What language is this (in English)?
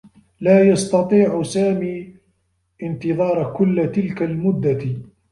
Arabic